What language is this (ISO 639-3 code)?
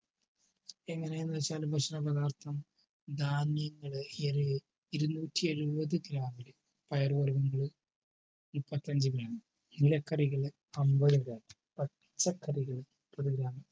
mal